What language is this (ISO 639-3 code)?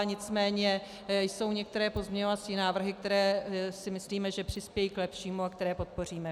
ces